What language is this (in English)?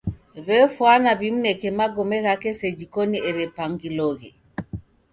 Taita